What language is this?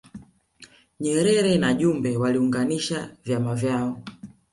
Swahili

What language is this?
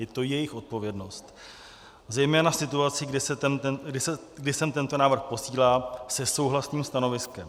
Czech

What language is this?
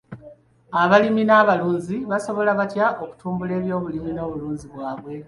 Ganda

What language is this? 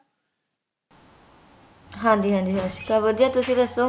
Punjabi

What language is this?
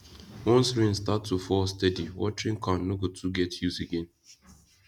Nigerian Pidgin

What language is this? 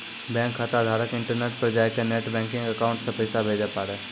Maithili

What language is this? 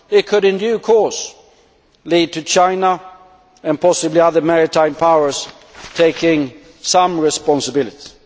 English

